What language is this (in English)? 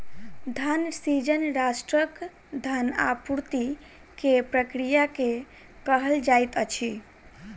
Maithili